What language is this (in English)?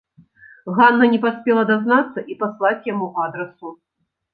Belarusian